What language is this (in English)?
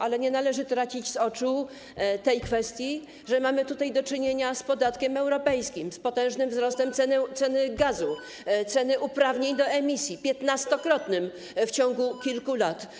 Polish